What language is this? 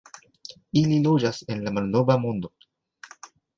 Esperanto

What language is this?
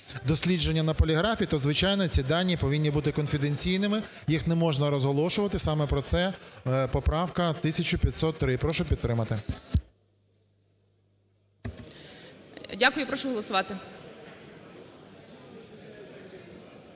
Ukrainian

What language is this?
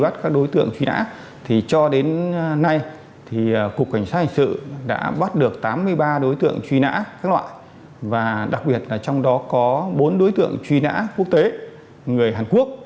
Vietnamese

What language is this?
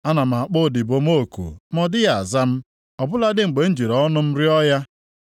Igbo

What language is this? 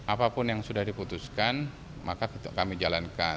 Indonesian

